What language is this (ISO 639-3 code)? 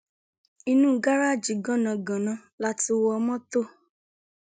yor